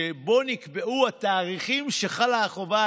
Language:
Hebrew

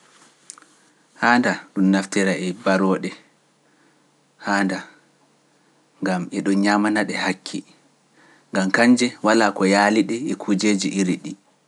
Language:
Pular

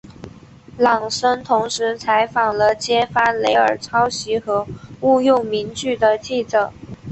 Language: Chinese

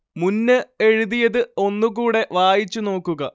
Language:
Malayalam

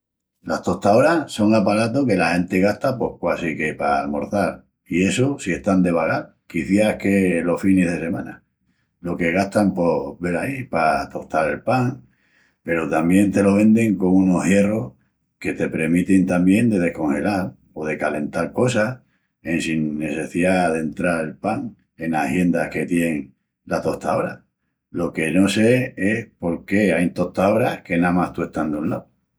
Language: Extremaduran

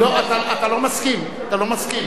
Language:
Hebrew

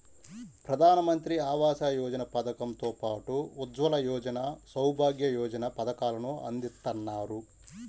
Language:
Telugu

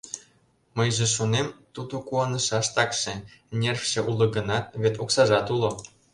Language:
Mari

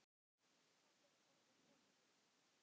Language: Icelandic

